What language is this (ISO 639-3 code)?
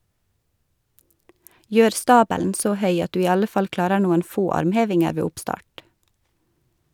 nor